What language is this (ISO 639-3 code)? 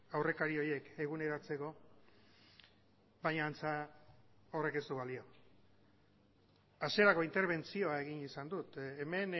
eus